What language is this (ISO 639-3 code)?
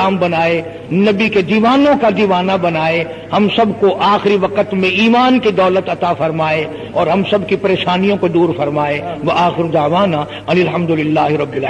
ara